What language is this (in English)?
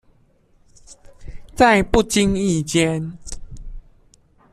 Chinese